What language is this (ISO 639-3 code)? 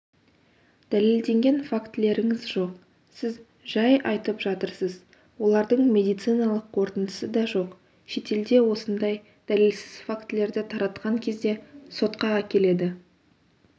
kaz